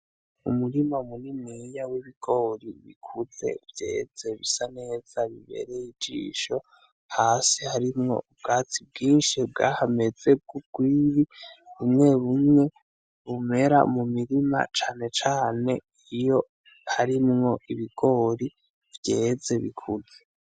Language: Rundi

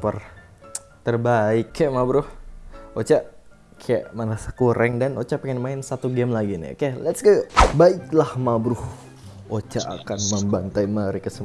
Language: Indonesian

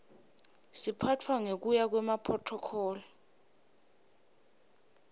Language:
Swati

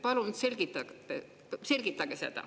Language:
Estonian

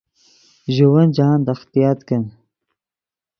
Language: Yidgha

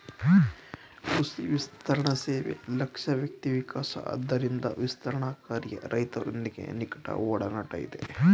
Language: Kannada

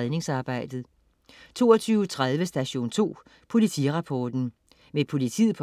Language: Danish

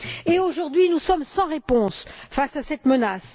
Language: French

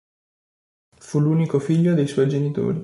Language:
Italian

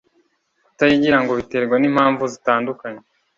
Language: Kinyarwanda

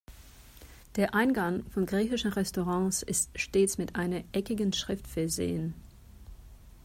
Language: German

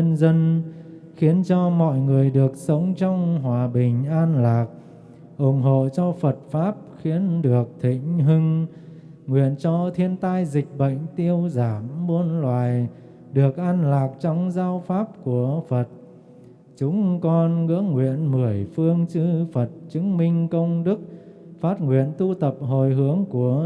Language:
Vietnamese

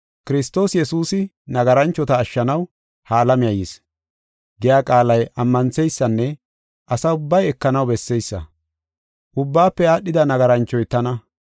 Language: Gofa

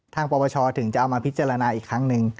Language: Thai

